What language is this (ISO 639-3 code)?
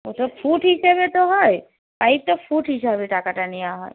ben